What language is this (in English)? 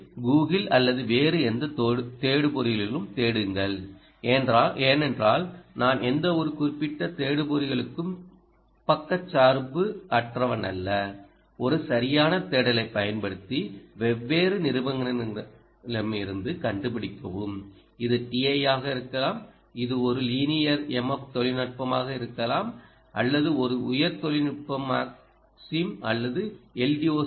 Tamil